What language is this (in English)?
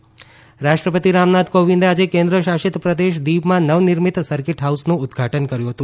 Gujarati